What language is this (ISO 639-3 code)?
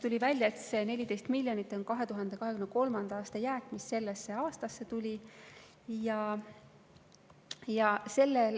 est